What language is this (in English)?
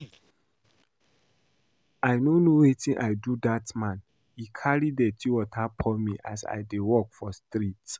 Nigerian Pidgin